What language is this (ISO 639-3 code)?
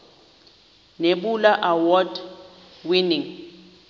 xho